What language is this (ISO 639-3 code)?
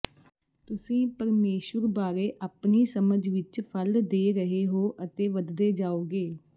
pan